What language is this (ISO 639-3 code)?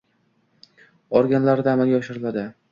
uzb